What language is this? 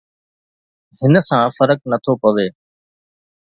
Sindhi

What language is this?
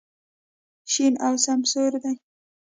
Pashto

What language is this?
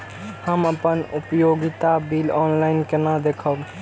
Maithili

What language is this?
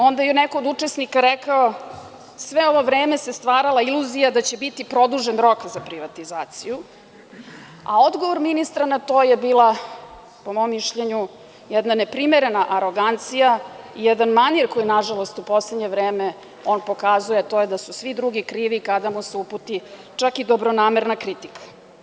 Serbian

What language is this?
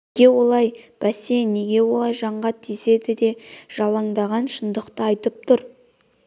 Kazakh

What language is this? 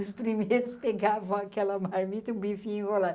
Portuguese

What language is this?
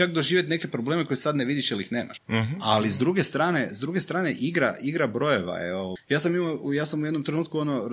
Croatian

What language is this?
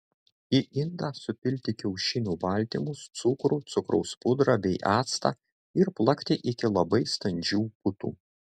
Lithuanian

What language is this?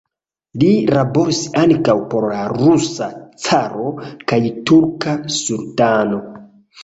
Esperanto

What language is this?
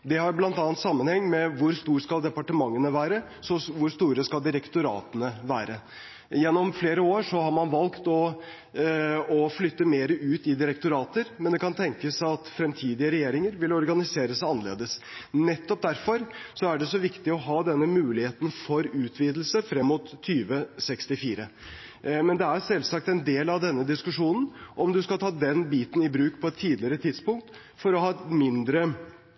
Norwegian Bokmål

